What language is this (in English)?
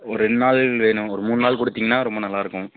Tamil